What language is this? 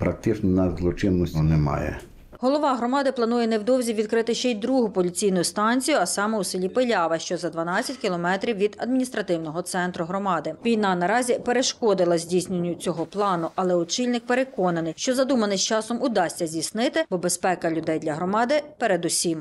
Ukrainian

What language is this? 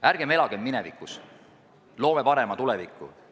Estonian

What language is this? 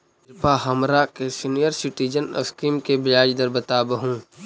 Magahi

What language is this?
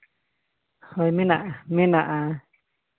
Santali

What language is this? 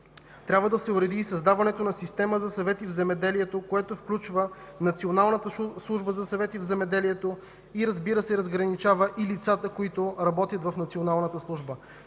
Bulgarian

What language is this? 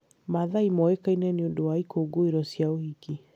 Kikuyu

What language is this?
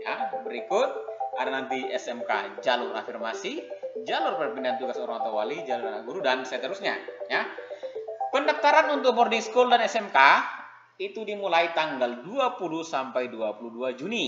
Indonesian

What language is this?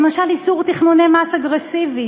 Hebrew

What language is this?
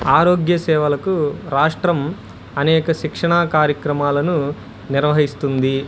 Telugu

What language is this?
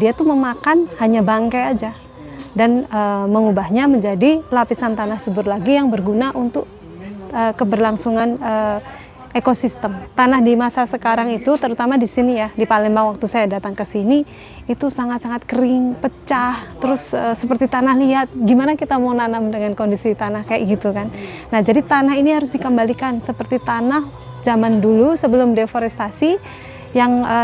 Indonesian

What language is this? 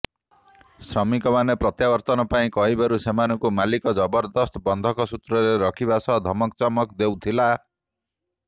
Odia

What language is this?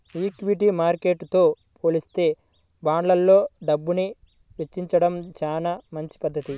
Telugu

